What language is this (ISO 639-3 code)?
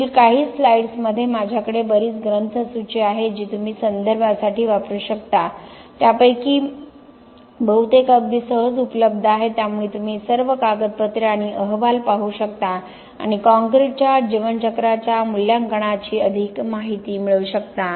mar